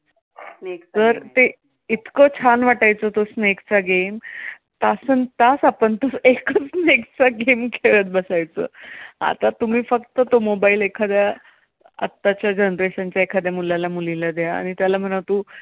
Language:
Marathi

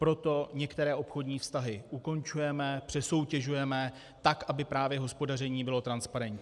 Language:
Czech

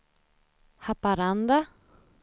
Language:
Swedish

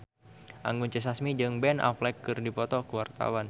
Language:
Sundanese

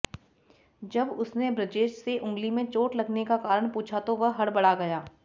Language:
Hindi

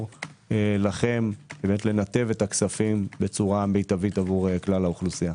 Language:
Hebrew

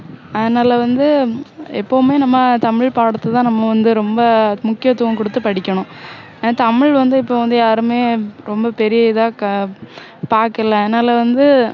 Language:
Tamil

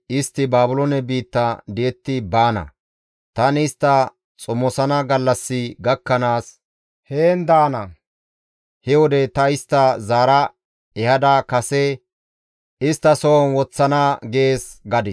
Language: Gamo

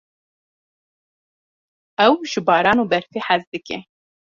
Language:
Kurdish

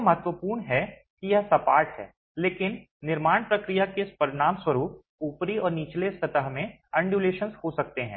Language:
Hindi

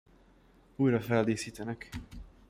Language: Hungarian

